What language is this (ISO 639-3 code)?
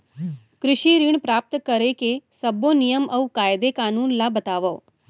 hne